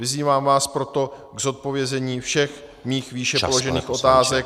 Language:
Czech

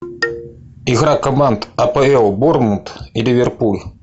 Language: Russian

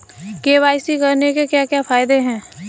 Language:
Hindi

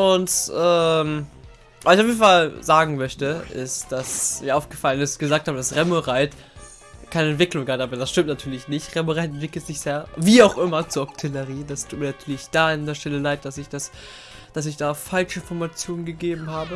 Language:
German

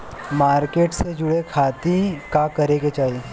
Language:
Bhojpuri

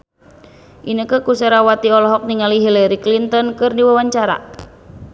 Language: Sundanese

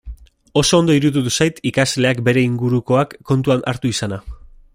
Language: Basque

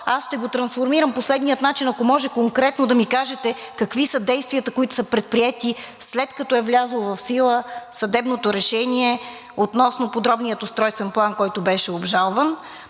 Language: Bulgarian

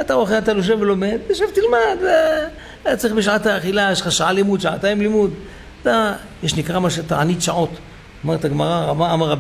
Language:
Hebrew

